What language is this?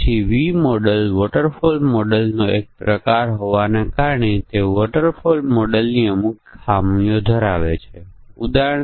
Gujarati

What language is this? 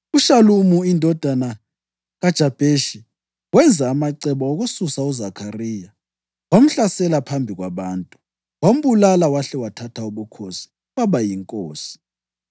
North Ndebele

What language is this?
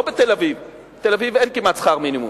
Hebrew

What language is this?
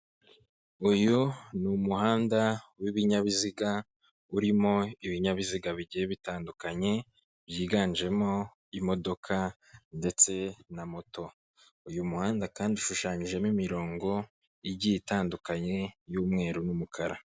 Kinyarwanda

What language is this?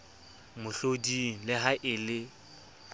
Southern Sotho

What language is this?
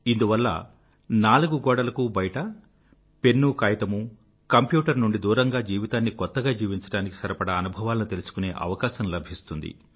Telugu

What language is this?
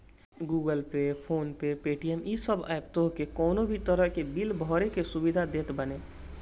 Bhojpuri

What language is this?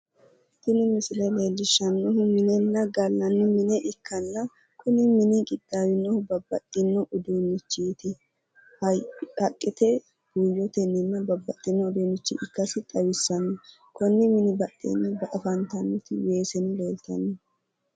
Sidamo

